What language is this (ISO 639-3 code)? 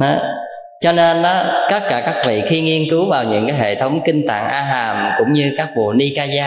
vie